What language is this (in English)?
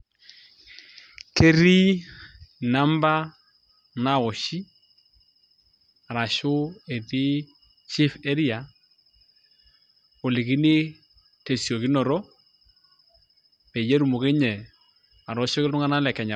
Masai